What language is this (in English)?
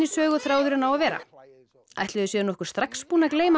Icelandic